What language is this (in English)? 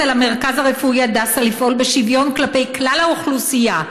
Hebrew